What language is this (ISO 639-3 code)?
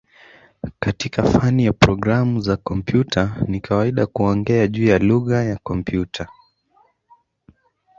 swa